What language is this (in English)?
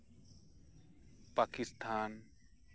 Santali